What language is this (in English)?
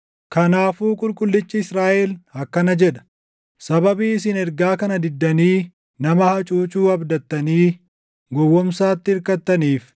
Oromo